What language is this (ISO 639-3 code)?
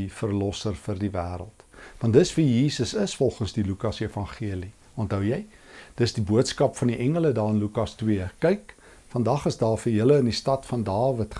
nld